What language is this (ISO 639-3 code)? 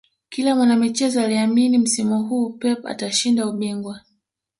swa